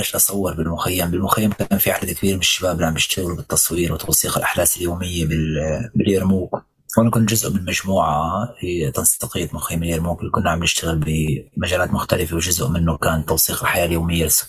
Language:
Arabic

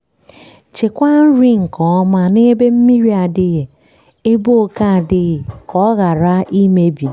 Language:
Igbo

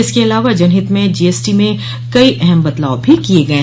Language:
Hindi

